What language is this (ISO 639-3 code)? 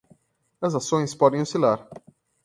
por